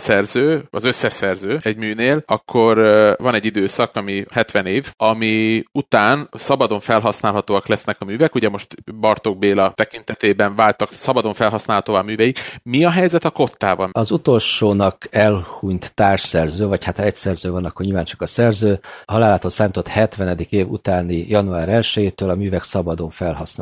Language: Hungarian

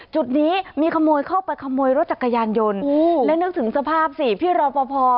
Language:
Thai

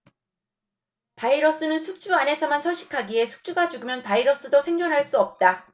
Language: Korean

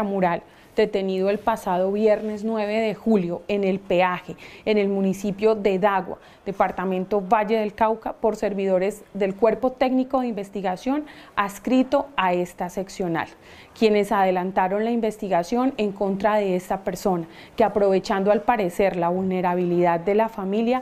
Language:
Spanish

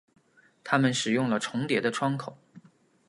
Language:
Chinese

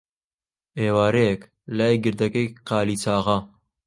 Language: Central Kurdish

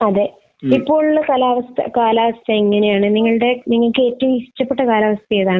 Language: Malayalam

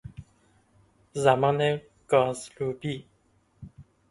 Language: Persian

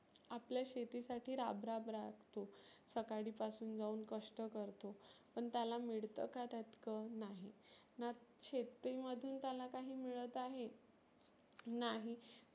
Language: Marathi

